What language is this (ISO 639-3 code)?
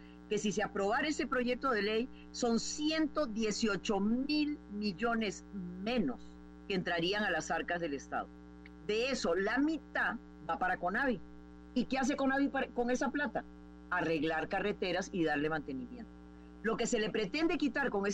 spa